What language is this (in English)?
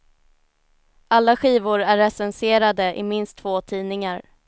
Swedish